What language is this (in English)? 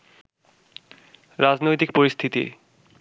Bangla